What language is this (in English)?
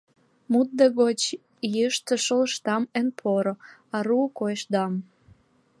Mari